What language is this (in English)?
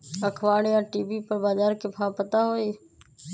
Magahi